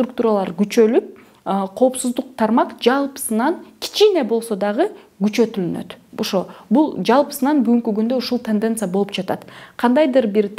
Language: Russian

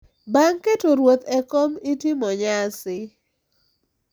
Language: Luo (Kenya and Tanzania)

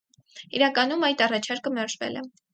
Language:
Armenian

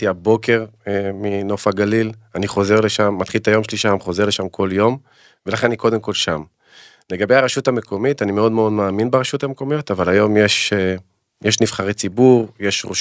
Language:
Hebrew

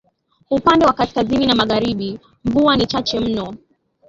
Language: Swahili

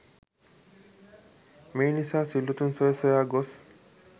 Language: Sinhala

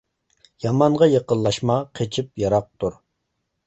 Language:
Uyghur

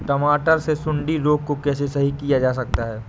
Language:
Hindi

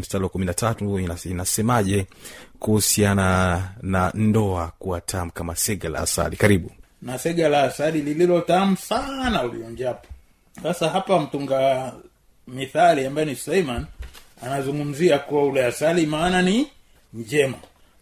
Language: Swahili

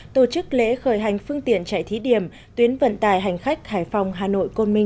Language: Vietnamese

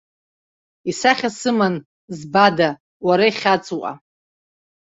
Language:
Abkhazian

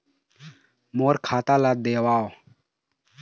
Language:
Chhattisgarhi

